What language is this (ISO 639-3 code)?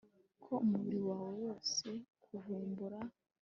kin